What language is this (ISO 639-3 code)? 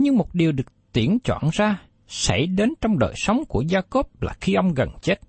vie